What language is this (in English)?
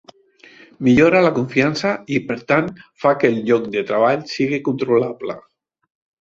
Catalan